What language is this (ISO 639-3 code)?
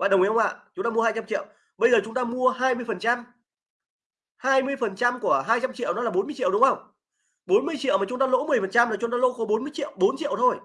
vie